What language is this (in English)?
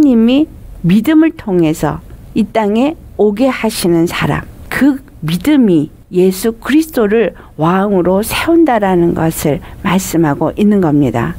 Korean